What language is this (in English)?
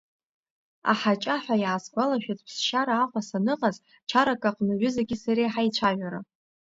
Abkhazian